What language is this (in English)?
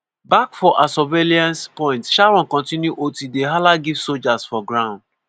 Nigerian Pidgin